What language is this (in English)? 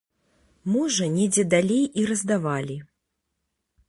Belarusian